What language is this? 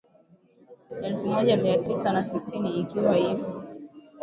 Swahili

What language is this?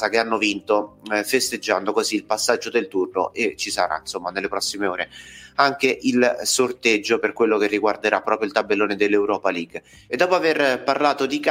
Italian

